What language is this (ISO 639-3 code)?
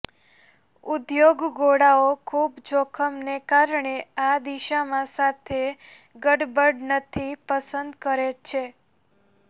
guj